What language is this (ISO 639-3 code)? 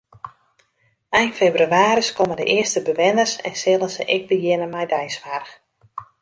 fry